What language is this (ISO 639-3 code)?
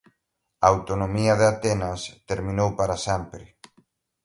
glg